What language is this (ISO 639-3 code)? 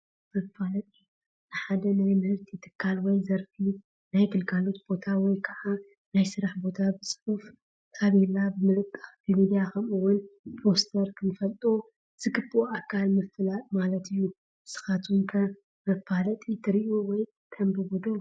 tir